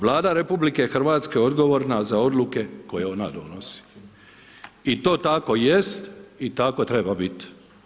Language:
Croatian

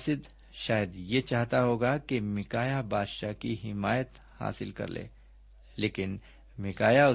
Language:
Urdu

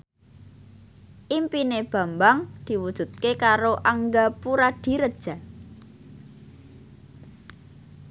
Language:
Javanese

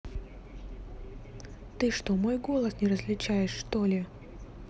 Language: Russian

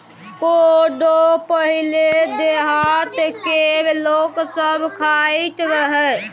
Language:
Maithili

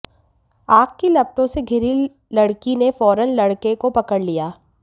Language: Hindi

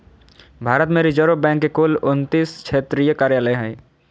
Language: Magahi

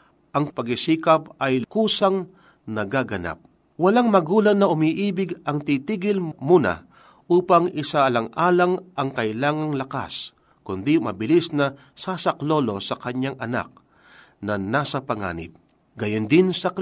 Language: Filipino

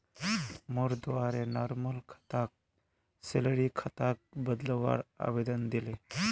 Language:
Magahi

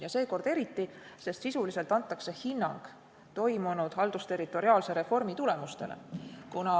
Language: Estonian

